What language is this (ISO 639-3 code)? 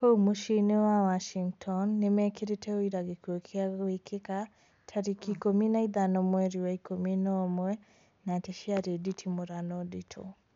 kik